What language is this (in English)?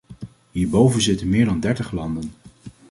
Dutch